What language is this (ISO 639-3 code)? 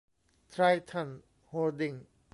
tha